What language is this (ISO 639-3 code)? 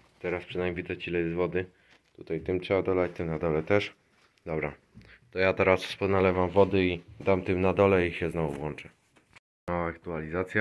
pol